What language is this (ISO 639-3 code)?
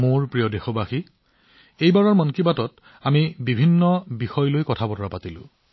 asm